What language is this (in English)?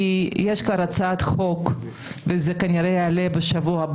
Hebrew